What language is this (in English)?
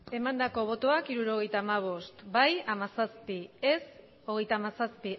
Basque